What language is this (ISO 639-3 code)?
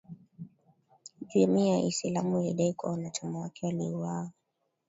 swa